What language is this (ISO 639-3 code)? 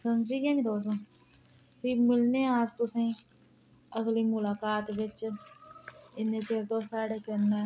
doi